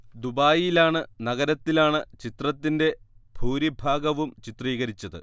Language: Malayalam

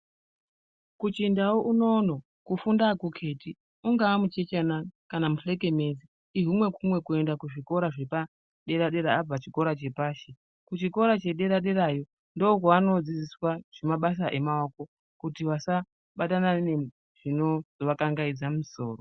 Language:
Ndau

